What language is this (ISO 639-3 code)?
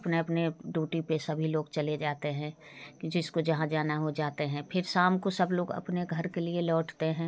hin